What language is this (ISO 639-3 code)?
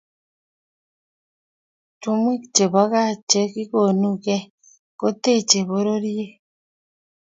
kln